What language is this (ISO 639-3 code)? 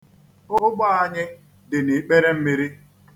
ibo